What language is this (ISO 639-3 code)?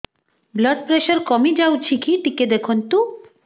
ori